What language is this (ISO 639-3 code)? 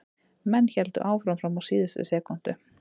isl